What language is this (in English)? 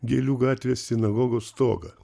Lithuanian